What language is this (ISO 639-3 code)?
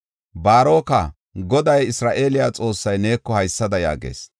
gof